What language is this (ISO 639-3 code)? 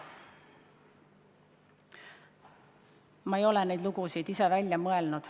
est